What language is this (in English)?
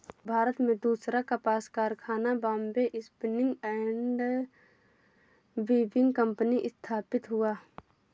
Hindi